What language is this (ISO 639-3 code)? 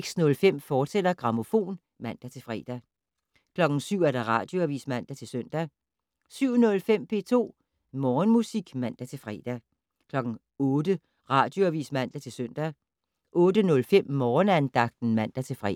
dan